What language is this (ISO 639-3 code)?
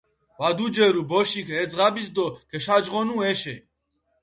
xmf